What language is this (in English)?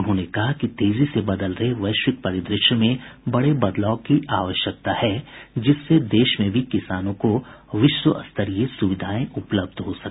Hindi